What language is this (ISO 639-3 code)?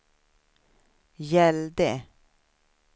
swe